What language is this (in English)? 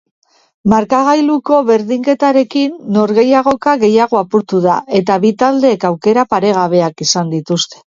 Basque